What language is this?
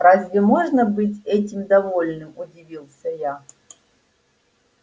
Russian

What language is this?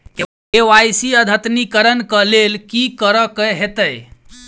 Maithili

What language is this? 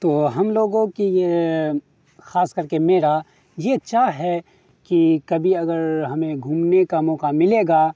Urdu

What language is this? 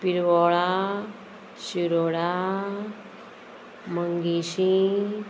Konkani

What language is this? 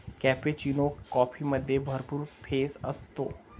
Marathi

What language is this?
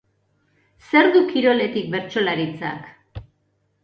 Basque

